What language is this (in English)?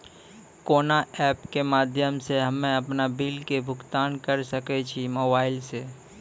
Maithili